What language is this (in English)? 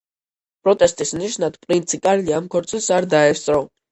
Georgian